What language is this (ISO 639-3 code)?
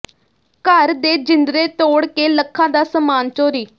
pan